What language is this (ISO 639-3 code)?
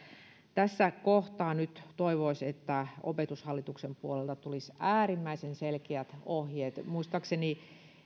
fin